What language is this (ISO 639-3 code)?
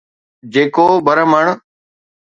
snd